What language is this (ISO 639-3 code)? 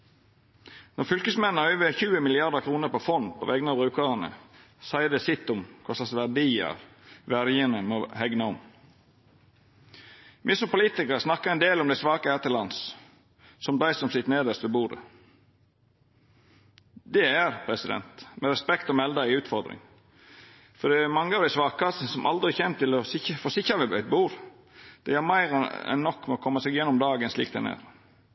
nno